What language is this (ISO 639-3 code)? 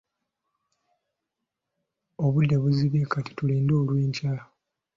lug